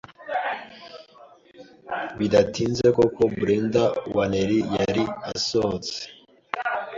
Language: Kinyarwanda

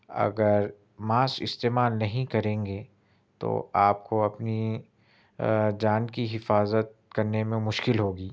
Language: Urdu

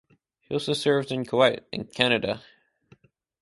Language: English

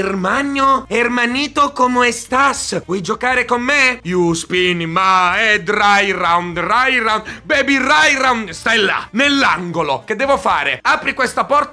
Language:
Italian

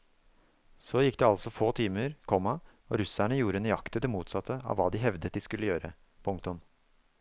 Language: Norwegian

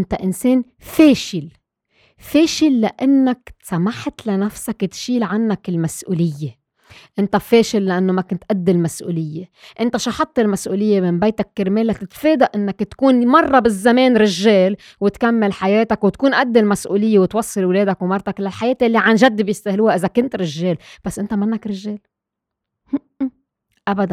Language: Arabic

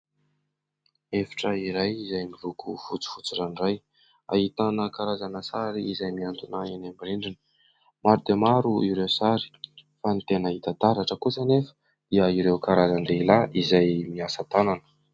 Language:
Malagasy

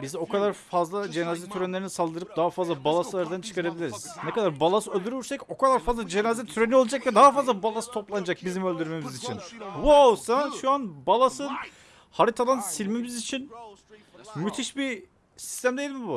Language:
Turkish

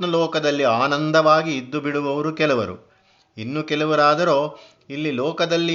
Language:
Kannada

